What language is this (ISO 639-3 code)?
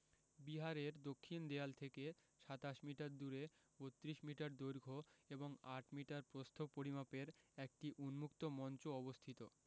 ben